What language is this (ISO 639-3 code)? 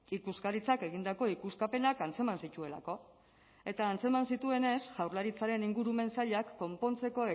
eus